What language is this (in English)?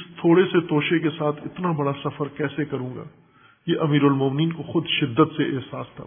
Urdu